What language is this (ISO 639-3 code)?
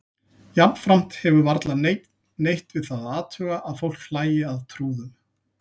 isl